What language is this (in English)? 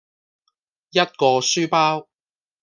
Cantonese